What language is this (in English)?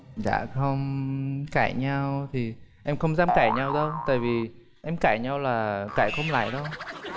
Vietnamese